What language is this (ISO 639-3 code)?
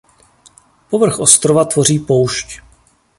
ces